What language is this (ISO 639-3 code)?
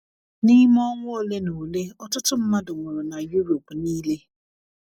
ibo